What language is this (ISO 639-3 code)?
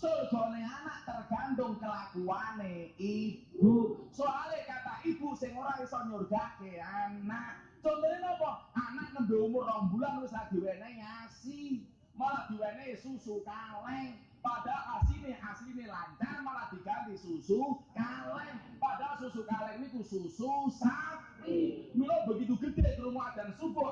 ind